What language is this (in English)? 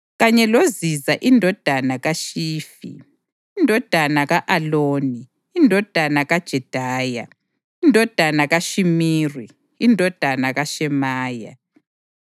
North Ndebele